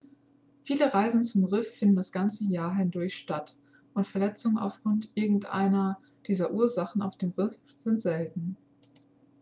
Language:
German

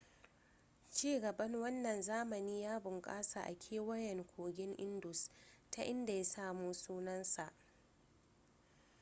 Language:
Hausa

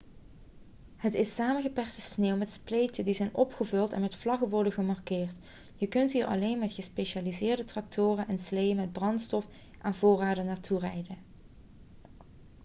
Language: Dutch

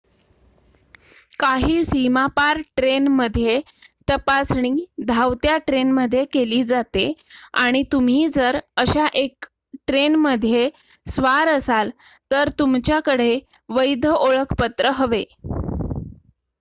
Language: Marathi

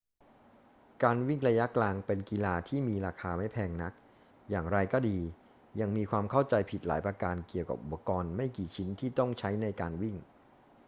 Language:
Thai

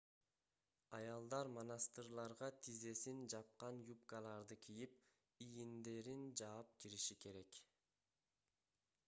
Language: Kyrgyz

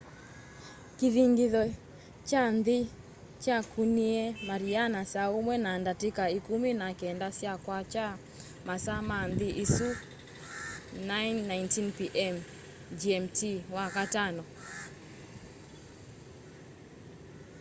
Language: Kamba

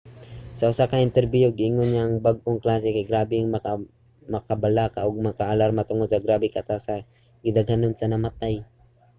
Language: Cebuano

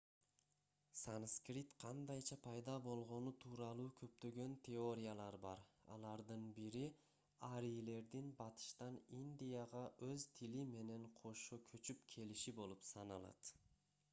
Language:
Kyrgyz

